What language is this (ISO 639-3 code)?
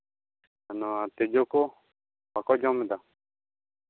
sat